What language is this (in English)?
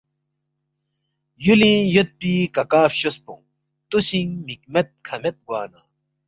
Balti